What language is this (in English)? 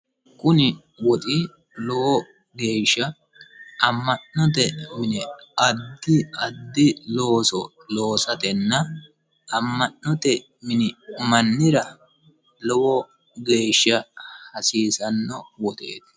Sidamo